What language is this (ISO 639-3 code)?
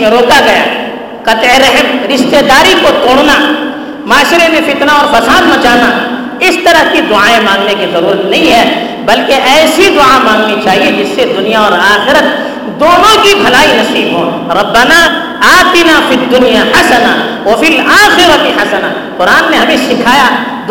urd